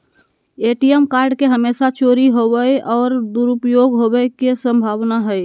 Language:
Magahi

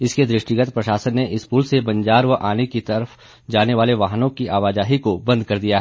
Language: Hindi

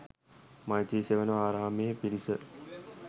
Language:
Sinhala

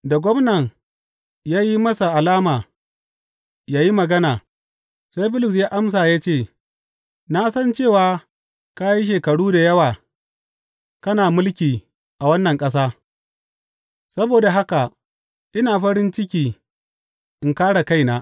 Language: Hausa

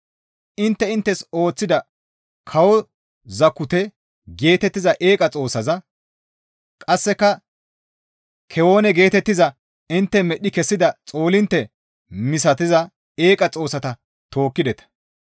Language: Gamo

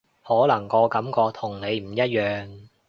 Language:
Cantonese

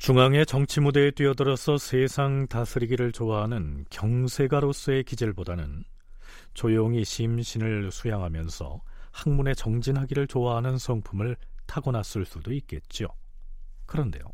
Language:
Korean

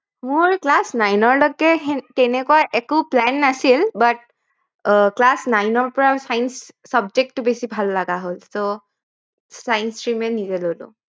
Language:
Assamese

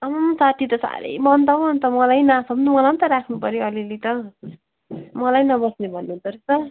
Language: Nepali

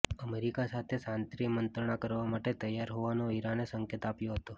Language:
Gujarati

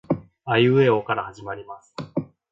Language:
Japanese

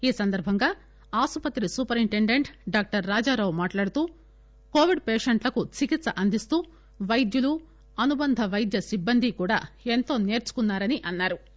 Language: Telugu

